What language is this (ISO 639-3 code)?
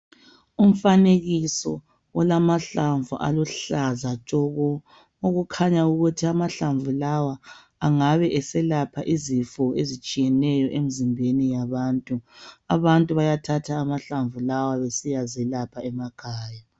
nde